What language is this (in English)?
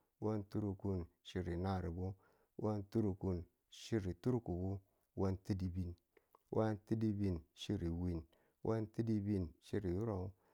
Tula